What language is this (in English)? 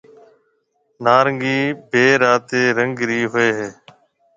Marwari (Pakistan)